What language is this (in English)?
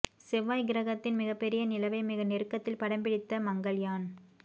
Tamil